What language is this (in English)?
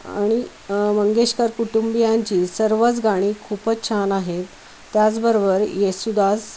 Marathi